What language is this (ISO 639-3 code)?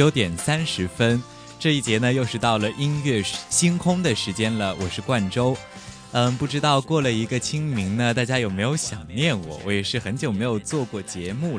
zho